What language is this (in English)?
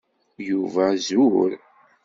Kabyle